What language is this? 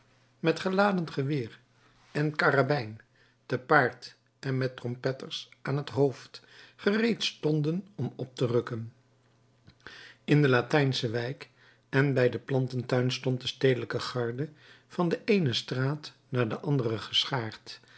Dutch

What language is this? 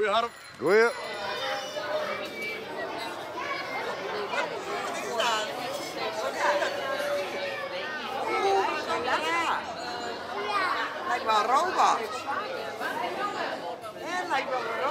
Dutch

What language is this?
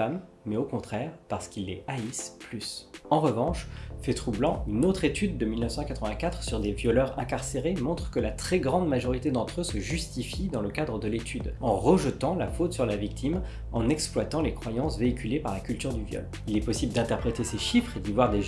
French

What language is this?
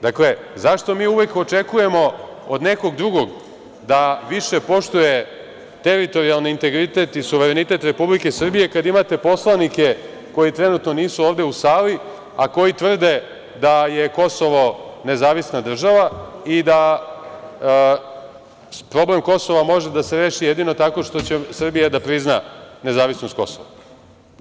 Serbian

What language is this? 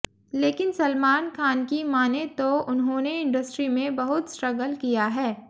Hindi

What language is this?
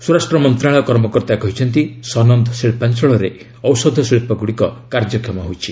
Odia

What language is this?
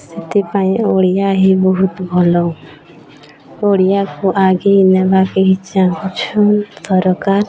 Odia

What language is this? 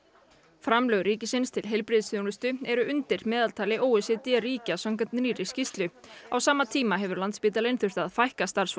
Icelandic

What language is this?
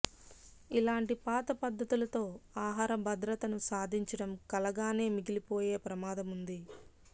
Telugu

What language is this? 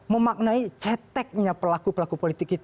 Indonesian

